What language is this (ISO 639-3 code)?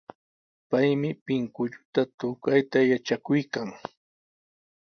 qws